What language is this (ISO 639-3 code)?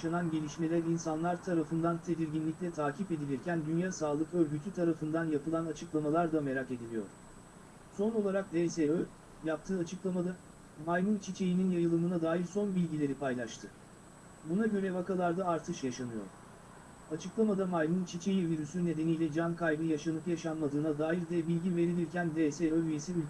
tur